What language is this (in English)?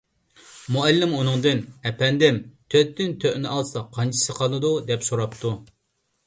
Uyghur